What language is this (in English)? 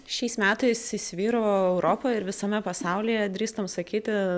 Lithuanian